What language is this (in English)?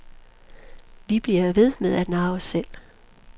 Danish